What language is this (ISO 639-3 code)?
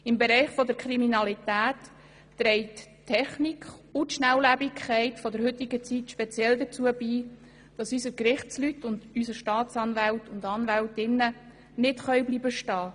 gsw